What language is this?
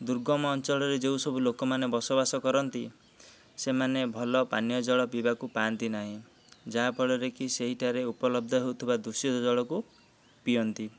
Odia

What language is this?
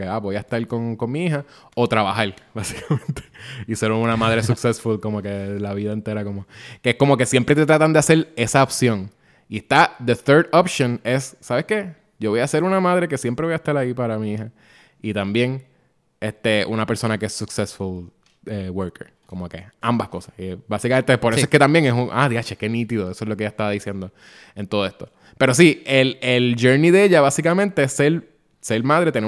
Spanish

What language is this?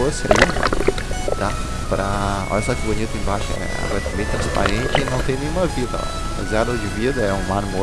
Portuguese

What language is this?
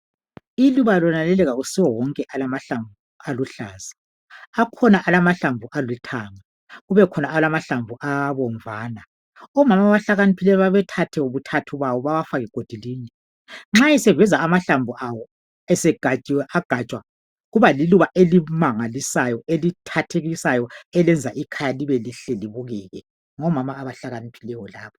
North Ndebele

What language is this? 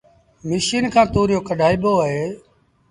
Sindhi Bhil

